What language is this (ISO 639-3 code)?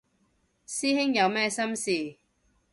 yue